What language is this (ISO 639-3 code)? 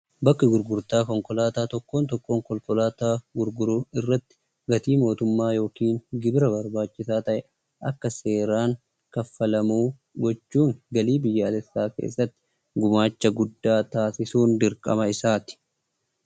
orm